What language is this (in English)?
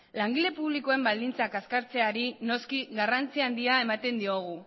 Basque